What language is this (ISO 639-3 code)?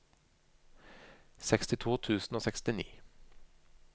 nor